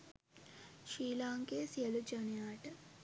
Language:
Sinhala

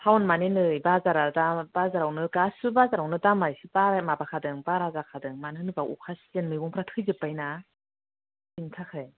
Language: Bodo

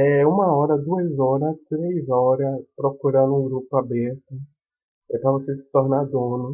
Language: Portuguese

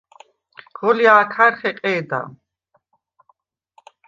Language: Svan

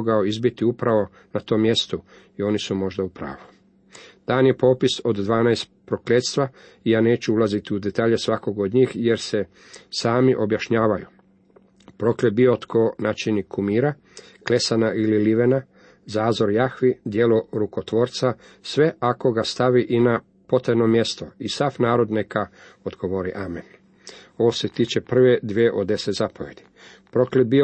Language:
Croatian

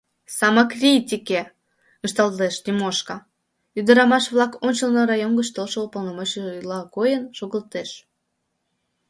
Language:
Mari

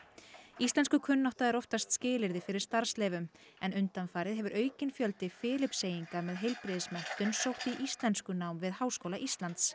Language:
Icelandic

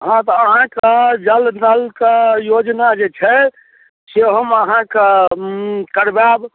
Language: Maithili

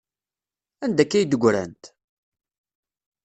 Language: Kabyle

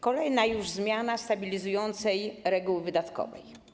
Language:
Polish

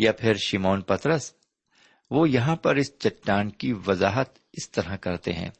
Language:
Urdu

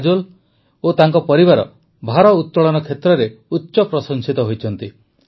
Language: Odia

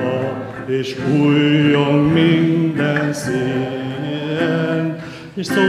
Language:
Hungarian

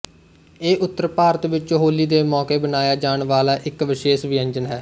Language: Punjabi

